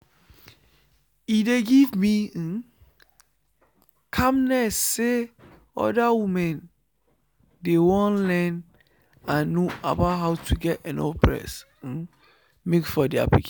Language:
Nigerian Pidgin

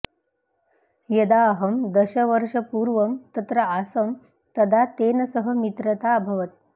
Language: Sanskrit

